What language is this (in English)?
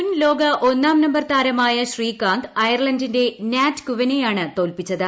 Malayalam